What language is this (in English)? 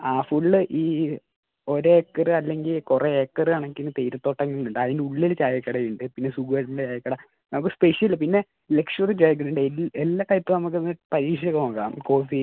Malayalam